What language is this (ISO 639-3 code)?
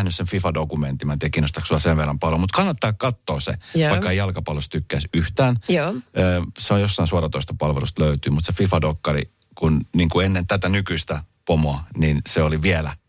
fin